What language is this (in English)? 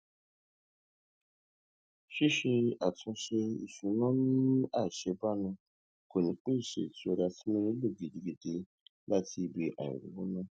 Yoruba